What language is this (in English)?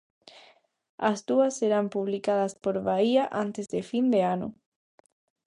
Galician